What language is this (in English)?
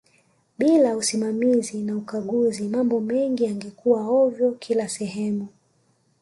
Swahili